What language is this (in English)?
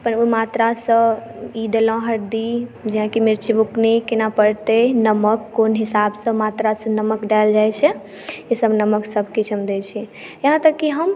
Maithili